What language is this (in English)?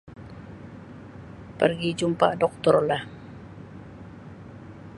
Sabah Malay